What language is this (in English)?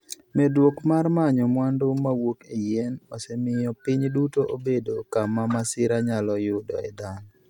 Luo (Kenya and Tanzania)